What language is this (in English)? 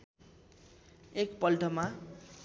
Nepali